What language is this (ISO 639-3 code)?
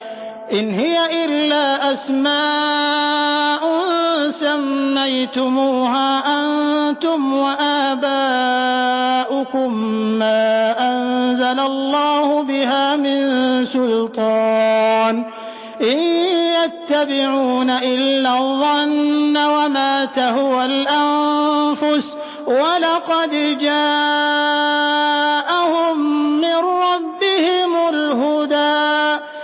ara